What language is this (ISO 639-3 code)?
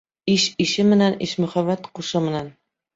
bak